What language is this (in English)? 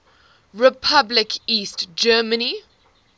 English